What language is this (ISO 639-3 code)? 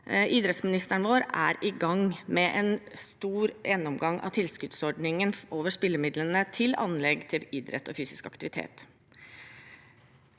nor